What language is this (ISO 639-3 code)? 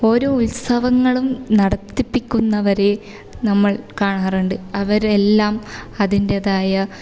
mal